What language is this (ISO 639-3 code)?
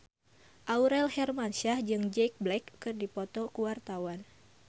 sun